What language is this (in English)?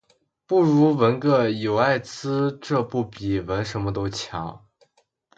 Chinese